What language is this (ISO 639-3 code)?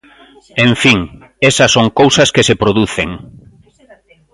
glg